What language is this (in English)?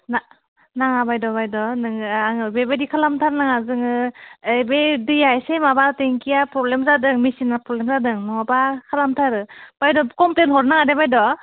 Bodo